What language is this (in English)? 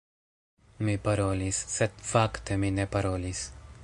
Esperanto